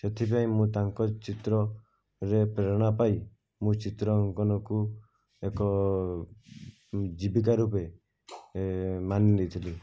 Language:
Odia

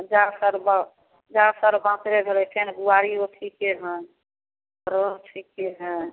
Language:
Maithili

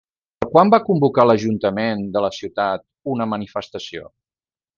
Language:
Catalan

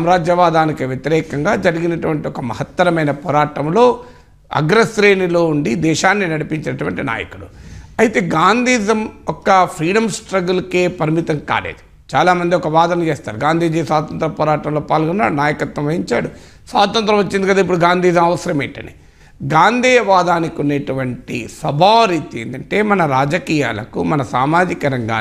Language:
Telugu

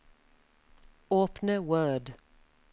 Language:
Norwegian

